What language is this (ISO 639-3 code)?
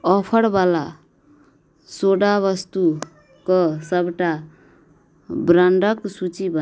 mai